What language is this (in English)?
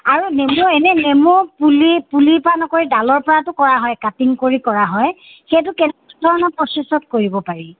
Assamese